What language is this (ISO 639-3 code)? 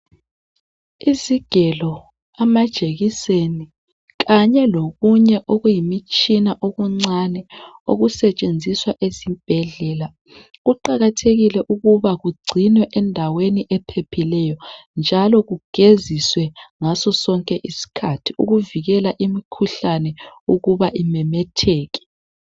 nde